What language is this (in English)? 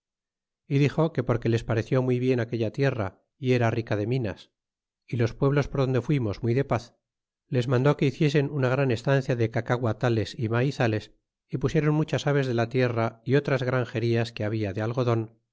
Spanish